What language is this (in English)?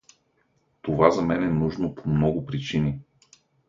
Bulgarian